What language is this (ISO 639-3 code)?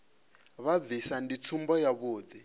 ven